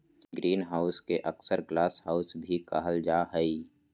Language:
Magahi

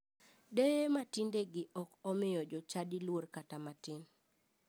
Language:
Luo (Kenya and Tanzania)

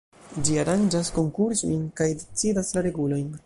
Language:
Esperanto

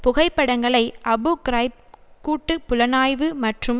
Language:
Tamil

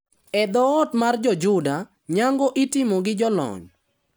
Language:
Luo (Kenya and Tanzania)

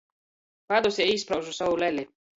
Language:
Latgalian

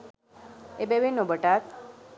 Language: Sinhala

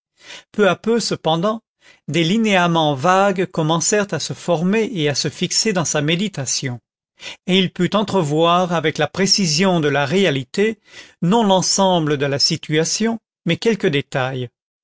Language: French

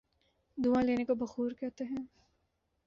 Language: Urdu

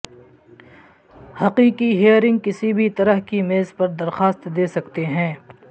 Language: Urdu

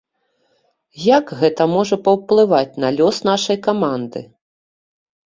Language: Belarusian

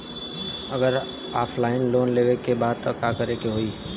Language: Bhojpuri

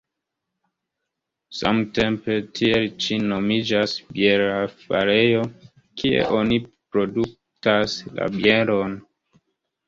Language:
Esperanto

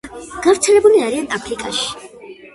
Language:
Georgian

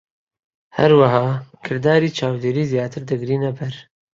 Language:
Central Kurdish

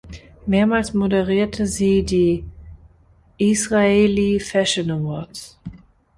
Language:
German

